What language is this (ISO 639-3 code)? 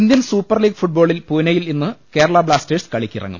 mal